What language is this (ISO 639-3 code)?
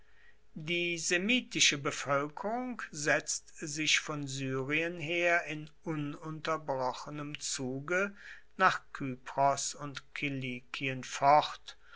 deu